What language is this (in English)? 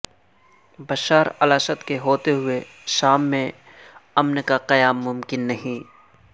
Urdu